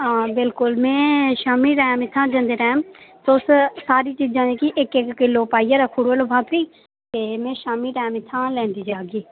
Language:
Dogri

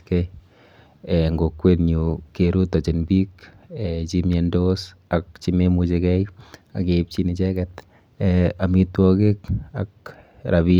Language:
Kalenjin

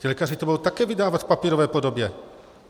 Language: Czech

